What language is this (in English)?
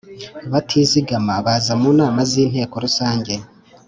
Kinyarwanda